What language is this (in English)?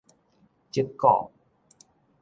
Min Nan Chinese